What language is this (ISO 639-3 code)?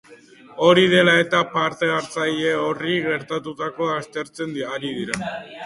eus